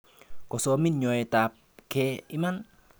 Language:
Kalenjin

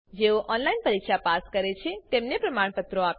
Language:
Gujarati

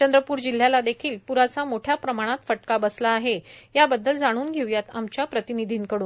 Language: Marathi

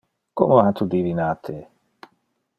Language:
Interlingua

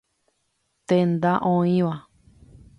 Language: Guarani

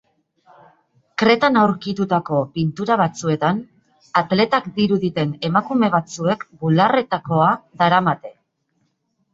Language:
Basque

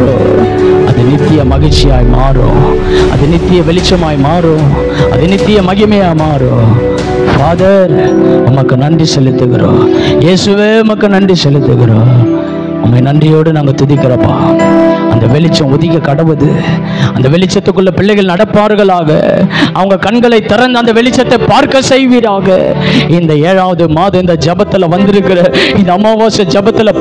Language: Tamil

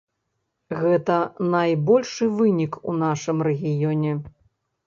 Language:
Belarusian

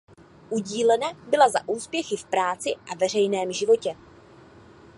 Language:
Czech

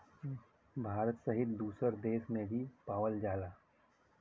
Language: Bhojpuri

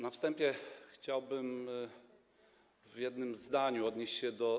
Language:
Polish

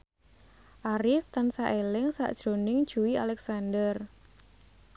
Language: Javanese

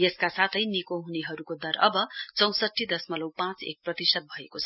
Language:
Nepali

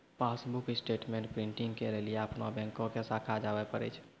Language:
Maithili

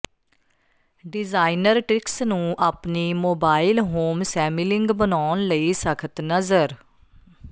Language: Punjabi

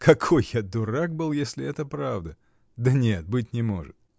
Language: Russian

